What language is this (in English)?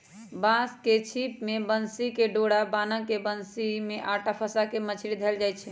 Magahi